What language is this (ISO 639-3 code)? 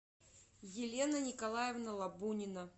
rus